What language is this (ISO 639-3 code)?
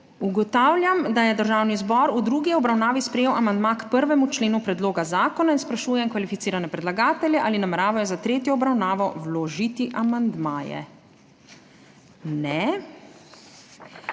slv